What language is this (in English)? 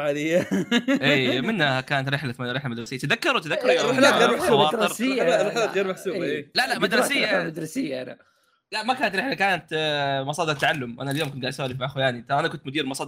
Arabic